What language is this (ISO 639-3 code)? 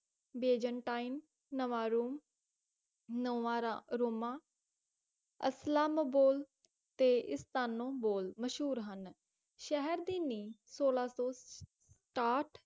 pan